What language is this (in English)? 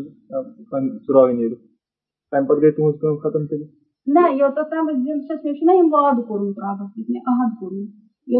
Urdu